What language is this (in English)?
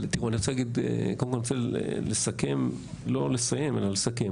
Hebrew